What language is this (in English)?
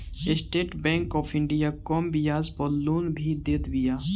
Bhojpuri